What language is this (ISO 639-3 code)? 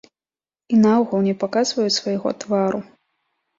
bel